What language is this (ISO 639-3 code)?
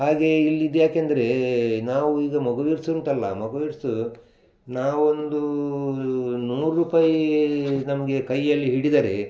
kan